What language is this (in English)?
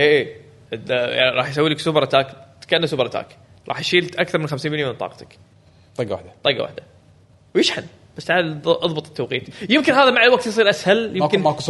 Arabic